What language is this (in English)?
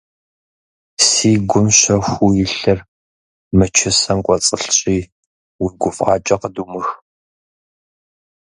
Kabardian